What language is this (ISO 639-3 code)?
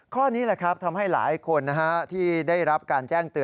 tha